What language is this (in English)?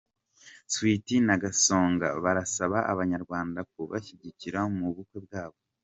Kinyarwanda